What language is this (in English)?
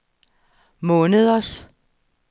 Danish